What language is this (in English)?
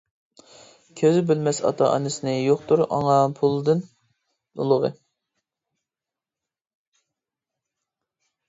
Uyghur